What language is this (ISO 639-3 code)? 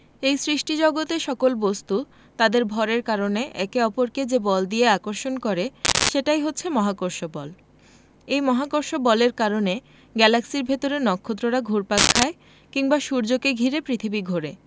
ben